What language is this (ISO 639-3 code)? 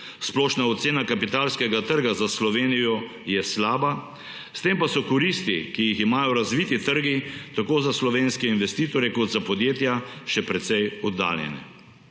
slv